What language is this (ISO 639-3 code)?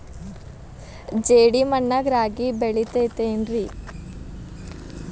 kan